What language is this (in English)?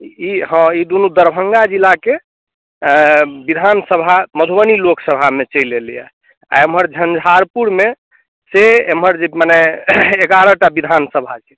Maithili